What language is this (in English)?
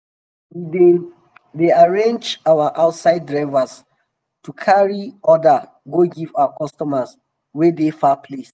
Nigerian Pidgin